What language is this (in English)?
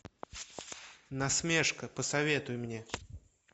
Russian